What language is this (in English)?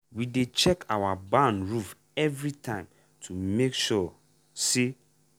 Nigerian Pidgin